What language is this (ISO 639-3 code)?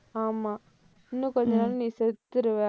tam